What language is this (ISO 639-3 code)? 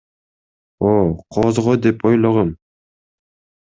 kir